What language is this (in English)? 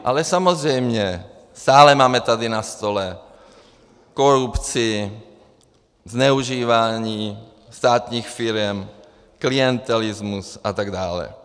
Czech